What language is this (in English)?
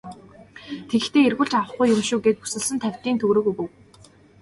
Mongolian